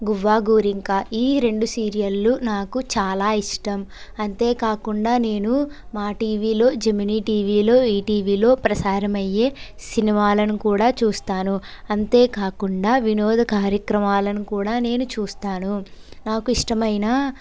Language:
Telugu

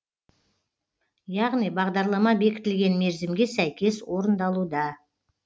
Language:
Kazakh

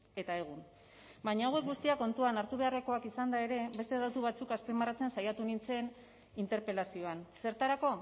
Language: Basque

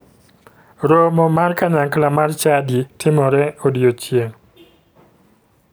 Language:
Luo (Kenya and Tanzania)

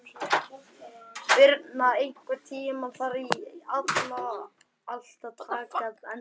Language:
Icelandic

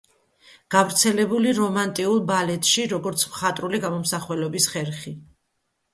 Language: Georgian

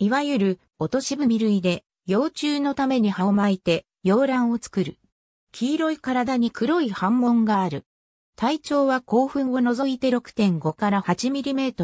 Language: Japanese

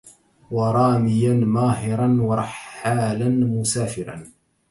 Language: Arabic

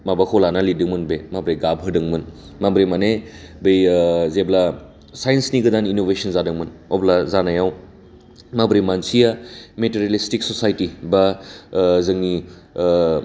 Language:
Bodo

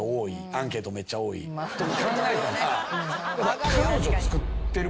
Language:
Japanese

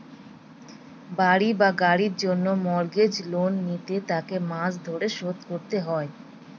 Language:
Bangla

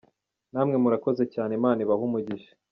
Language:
Kinyarwanda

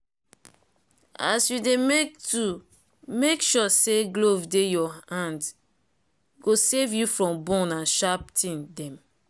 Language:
Nigerian Pidgin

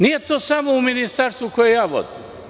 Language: Serbian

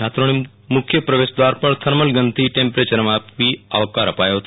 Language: Gujarati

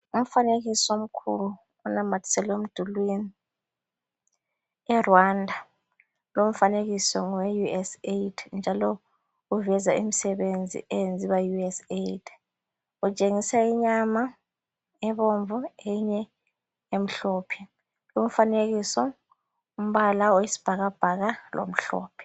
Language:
North Ndebele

